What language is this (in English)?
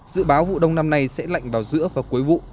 Vietnamese